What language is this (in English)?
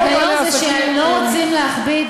Hebrew